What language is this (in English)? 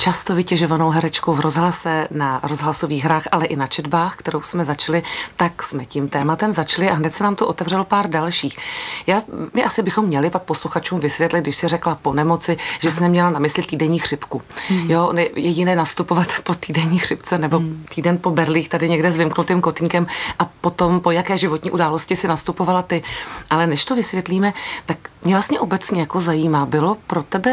Czech